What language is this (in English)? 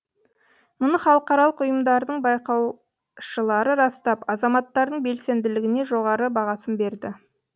Kazakh